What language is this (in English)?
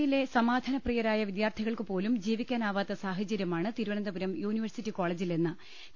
Malayalam